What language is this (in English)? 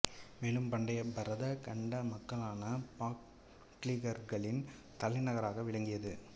Tamil